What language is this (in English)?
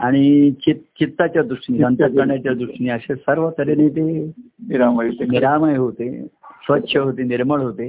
Marathi